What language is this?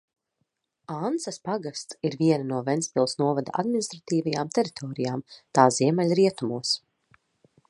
Latvian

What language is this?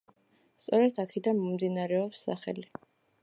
Georgian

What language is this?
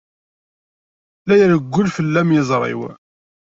Kabyle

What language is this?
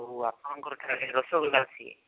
Odia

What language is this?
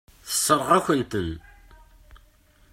Kabyle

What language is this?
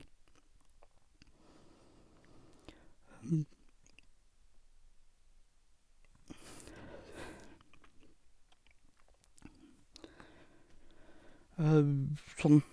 Norwegian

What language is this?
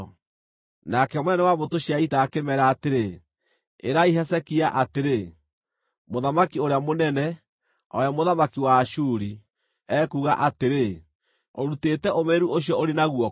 Kikuyu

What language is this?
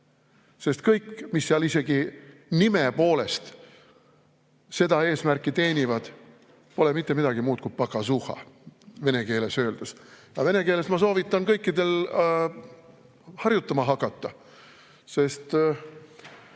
Estonian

